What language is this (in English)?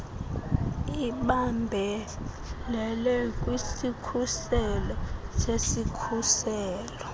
Xhosa